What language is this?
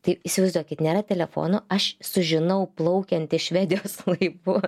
Lithuanian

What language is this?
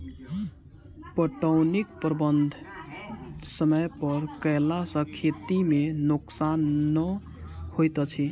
Maithili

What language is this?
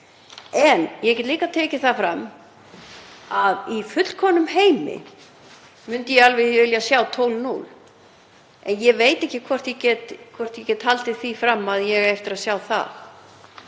Icelandic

